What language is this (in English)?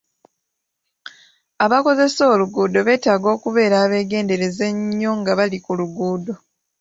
Ganda